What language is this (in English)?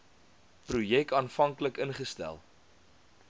Afrikaans